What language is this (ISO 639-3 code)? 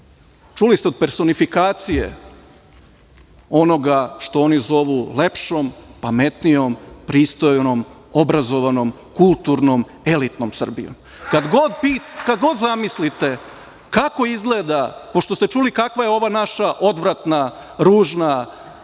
srp